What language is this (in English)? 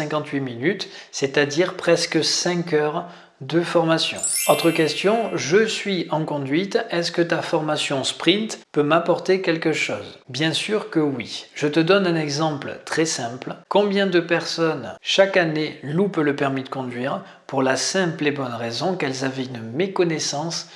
French